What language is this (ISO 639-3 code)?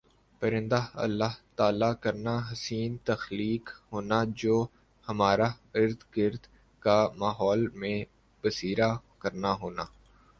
urd